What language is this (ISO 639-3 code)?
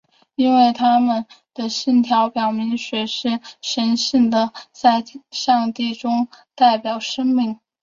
zho